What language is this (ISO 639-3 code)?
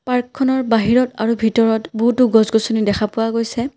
asm